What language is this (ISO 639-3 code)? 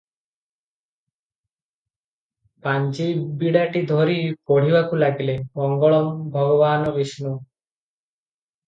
ori